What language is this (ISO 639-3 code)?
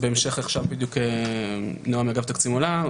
heb